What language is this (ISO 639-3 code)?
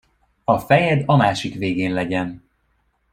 hun